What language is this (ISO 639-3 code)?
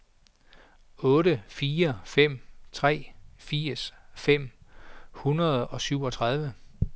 dan